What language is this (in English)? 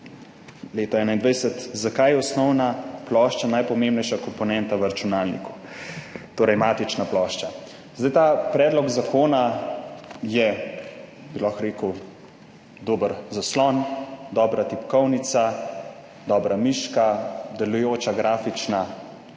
Slovenian